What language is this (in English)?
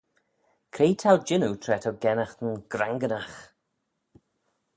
Manx